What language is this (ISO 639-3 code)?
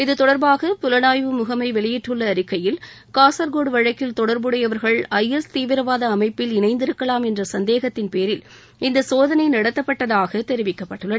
tam